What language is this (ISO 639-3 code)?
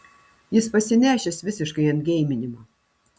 lit